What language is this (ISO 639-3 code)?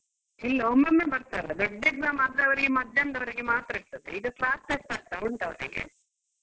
kan